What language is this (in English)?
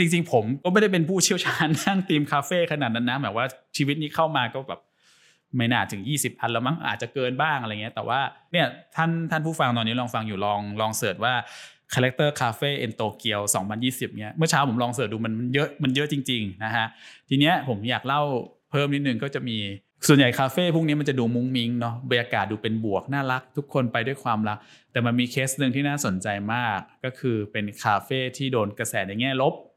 Thai